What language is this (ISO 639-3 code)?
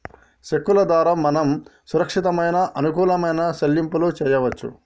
tel